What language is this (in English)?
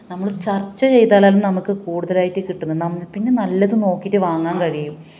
Malayalam